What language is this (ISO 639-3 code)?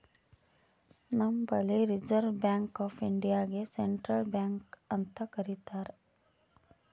kan